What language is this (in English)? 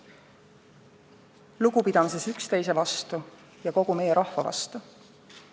Estonian